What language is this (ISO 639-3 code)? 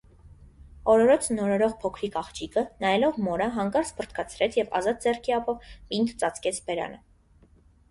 hye